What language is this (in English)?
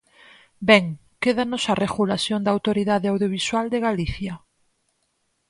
Galician